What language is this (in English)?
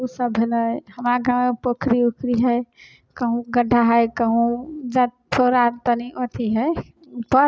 Maithili